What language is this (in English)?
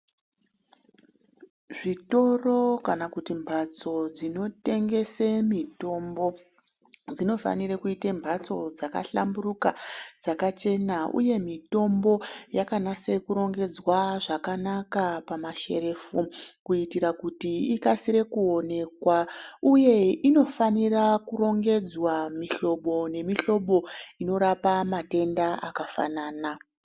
Ndau